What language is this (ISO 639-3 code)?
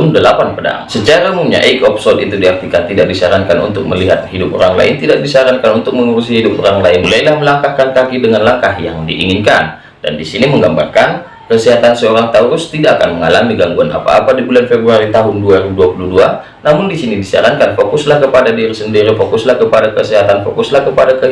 ind